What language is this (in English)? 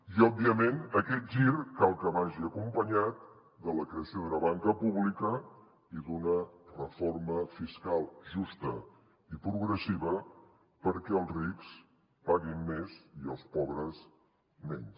Catalan